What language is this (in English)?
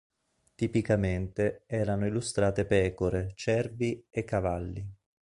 Italian